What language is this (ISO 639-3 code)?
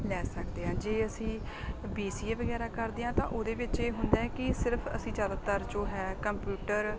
pan